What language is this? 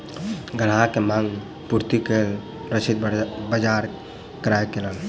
Maithili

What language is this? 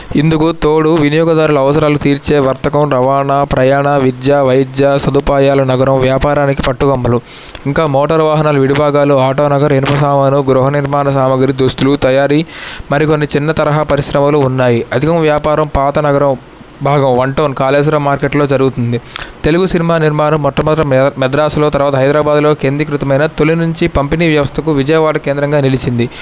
Telugu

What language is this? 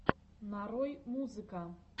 Russian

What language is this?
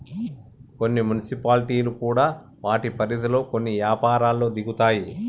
Telugu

